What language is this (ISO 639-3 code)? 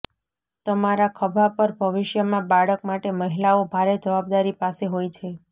guj